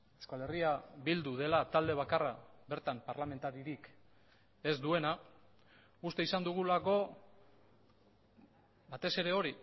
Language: Basque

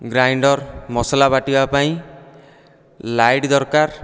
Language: Odia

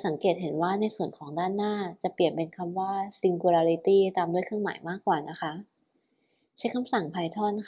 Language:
Thai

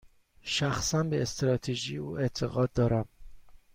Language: Persian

